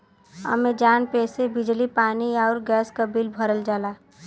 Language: Bhojpuri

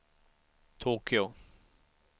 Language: Swedish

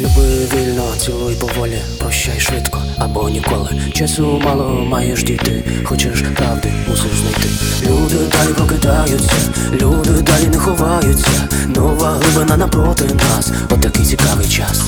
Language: Ukrainian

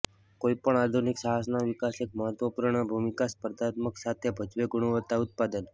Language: Gujarati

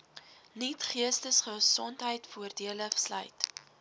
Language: Afrikaans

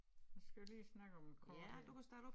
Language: Danish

